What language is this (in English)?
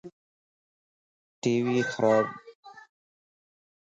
Lasi